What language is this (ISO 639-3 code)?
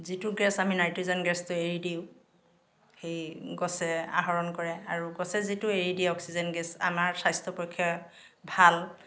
asm